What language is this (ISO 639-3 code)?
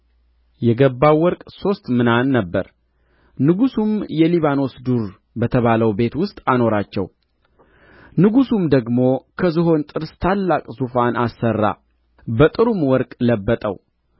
amh